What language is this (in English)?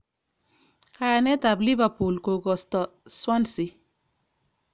Kalenjin